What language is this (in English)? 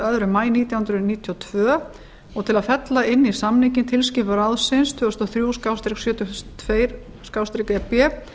Icelandic